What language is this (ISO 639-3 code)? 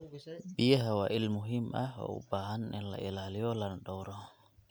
som